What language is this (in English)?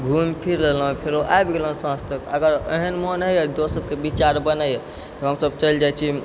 Maithili